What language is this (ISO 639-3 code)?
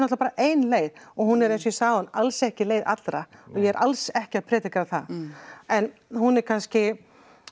isl